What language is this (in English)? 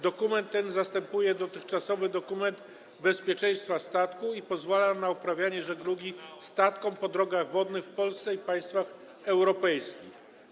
Polish